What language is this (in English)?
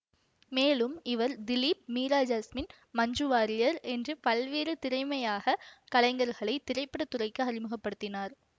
Tamil